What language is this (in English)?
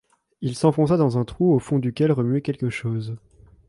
French